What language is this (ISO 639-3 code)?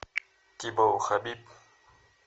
rus